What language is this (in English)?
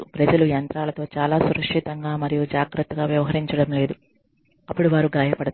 Telugu